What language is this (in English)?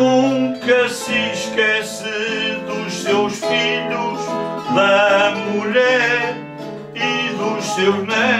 Portuguese